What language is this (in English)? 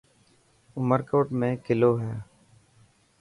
Dhatki